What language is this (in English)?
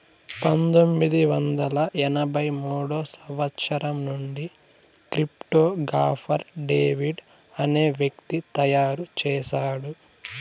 Telugu